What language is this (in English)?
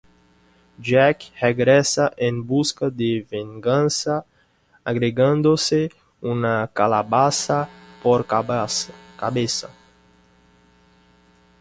Spanish